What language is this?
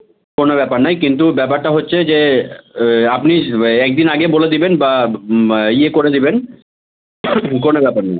Bangla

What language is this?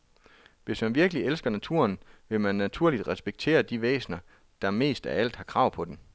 Danish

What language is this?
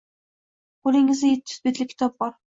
Uzbek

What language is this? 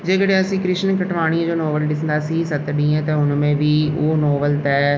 Sindhi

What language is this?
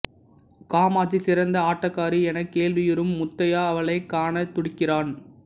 Tamil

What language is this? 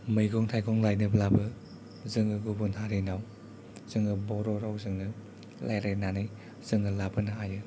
Bodo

